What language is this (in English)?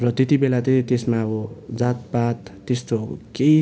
Nepali